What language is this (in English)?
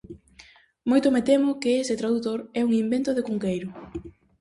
Galician